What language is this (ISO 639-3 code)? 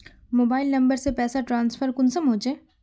mag